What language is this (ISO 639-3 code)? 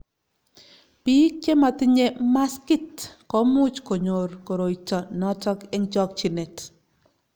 kln